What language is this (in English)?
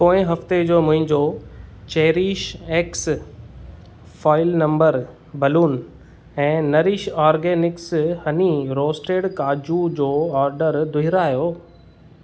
Sindhi